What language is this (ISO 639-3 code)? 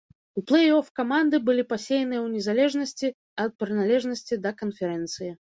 bel